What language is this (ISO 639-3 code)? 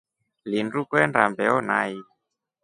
rof